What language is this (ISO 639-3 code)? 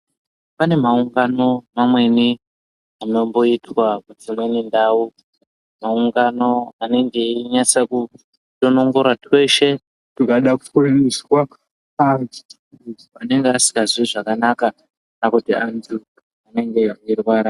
ndc